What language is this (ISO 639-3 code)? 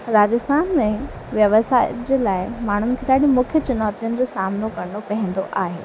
snd